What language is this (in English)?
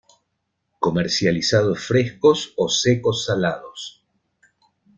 Spanish